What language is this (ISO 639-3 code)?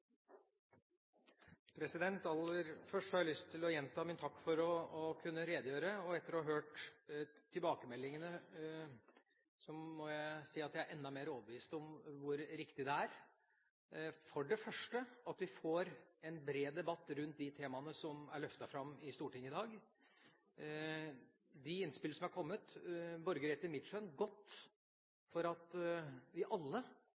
nob